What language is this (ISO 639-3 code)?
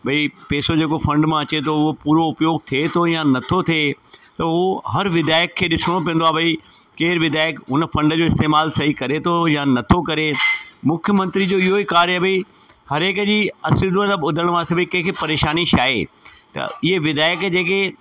snd